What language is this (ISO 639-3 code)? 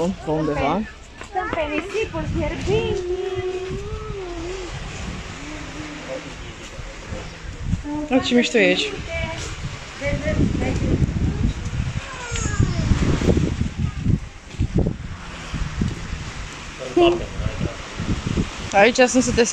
ron